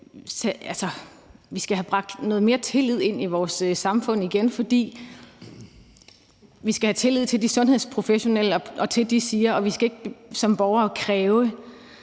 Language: Danish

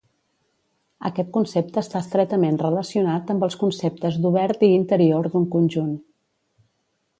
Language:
Catalan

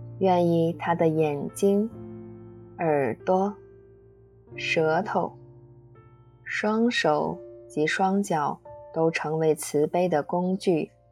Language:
Chinese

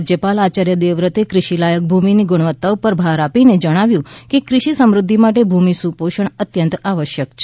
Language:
Gujarati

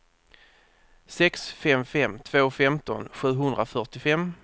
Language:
Swedish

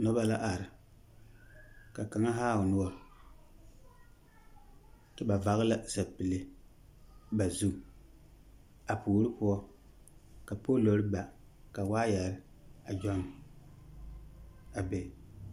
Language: Southern Dagaare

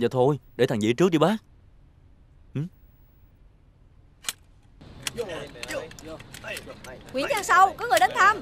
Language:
Vietnamese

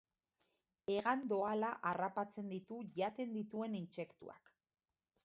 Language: Basque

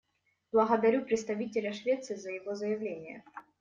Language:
Russian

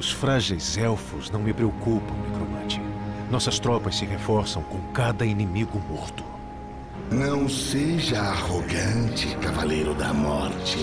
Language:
Portuguese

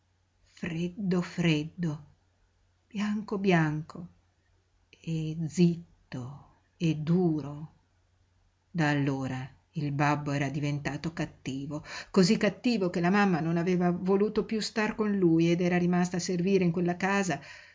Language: Italian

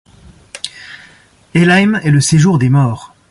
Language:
French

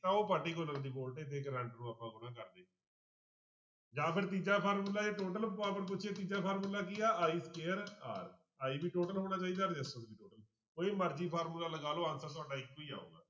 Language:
Punjabi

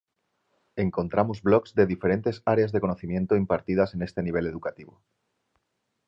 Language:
Spanish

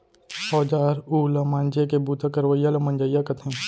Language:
Chhattisgarhi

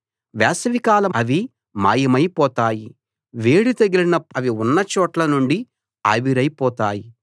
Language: Telugu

